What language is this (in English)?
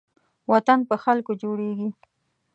Pashto